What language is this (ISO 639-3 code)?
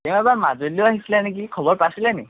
asm